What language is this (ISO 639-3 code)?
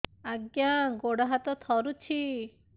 ori